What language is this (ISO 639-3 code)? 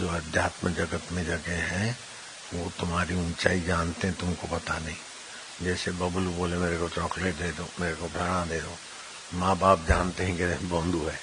hin